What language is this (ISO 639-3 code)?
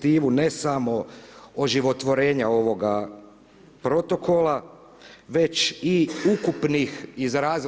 hrv